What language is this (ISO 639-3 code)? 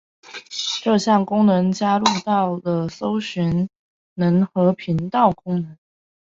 zho